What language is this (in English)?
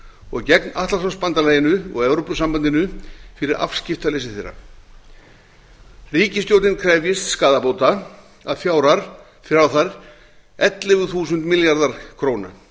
Icelandic